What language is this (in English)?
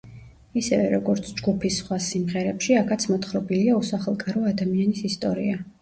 Georgian